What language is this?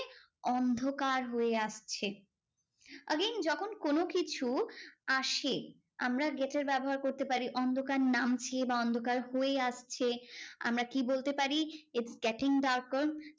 Bangla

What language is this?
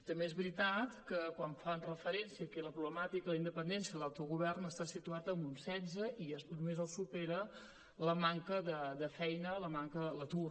Catalan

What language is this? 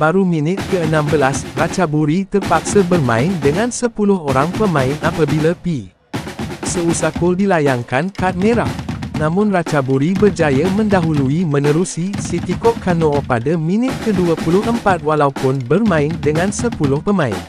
Malay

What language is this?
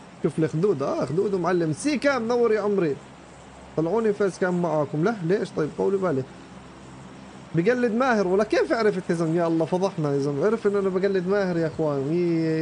Arabic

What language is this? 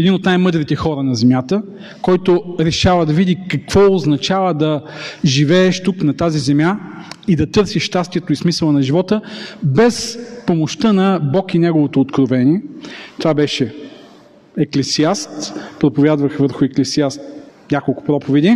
Bulgarian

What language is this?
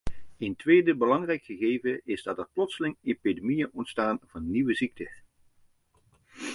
Dutch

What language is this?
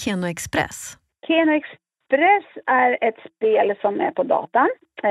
Swedish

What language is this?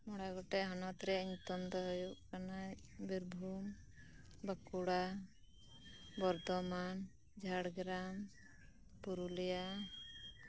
Santali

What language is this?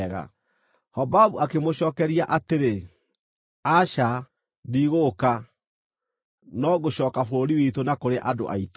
Kikuyu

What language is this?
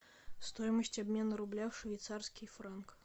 Russian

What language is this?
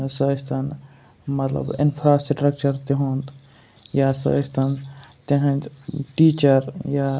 Kashmiri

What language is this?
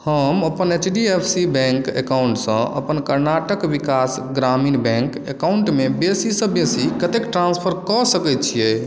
Maithili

